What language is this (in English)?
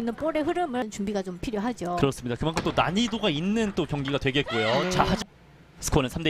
Korean